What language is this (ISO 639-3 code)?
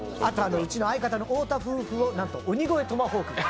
jpn